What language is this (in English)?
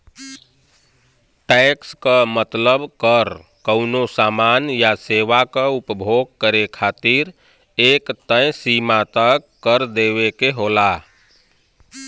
Bhojpuri